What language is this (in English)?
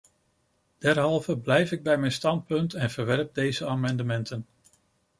Dutch